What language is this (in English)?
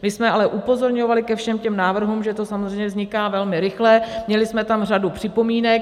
Czech